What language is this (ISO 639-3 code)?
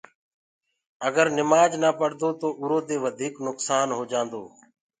ggg